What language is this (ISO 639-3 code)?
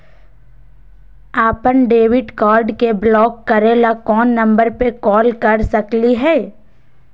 mag